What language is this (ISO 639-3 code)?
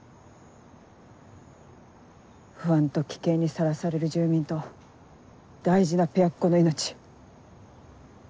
jpn